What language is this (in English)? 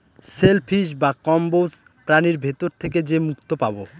Bangla